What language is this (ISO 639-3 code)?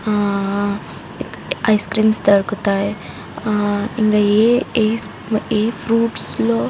tel